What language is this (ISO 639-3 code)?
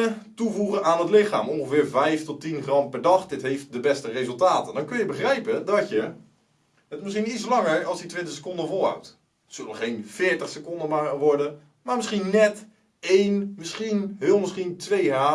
nld